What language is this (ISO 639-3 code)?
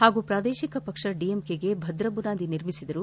kan